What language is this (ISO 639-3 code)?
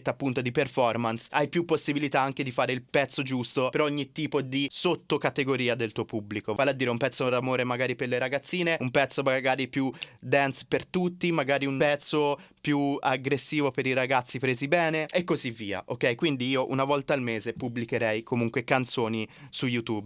ita